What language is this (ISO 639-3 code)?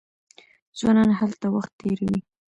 pus